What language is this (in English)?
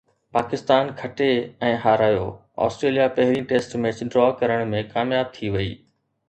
Sindhi